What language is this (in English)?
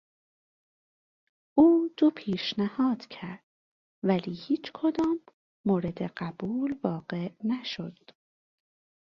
Persian